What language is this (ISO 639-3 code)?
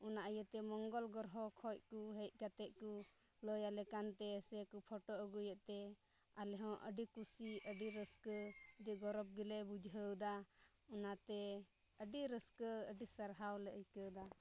sat